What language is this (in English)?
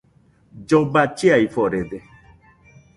Nüpode Huitoto